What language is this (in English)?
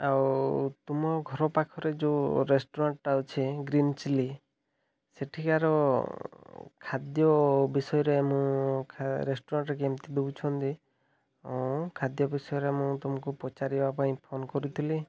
Odia